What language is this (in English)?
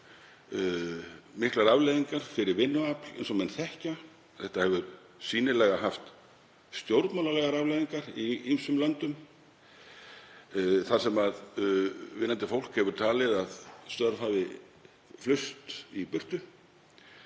Icelandic